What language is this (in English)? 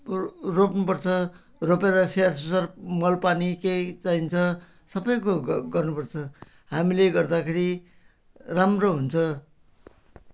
Nepali